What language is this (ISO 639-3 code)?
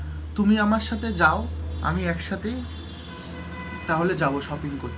ben